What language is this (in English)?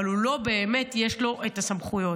Hebrew